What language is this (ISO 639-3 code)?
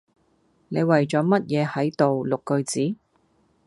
yue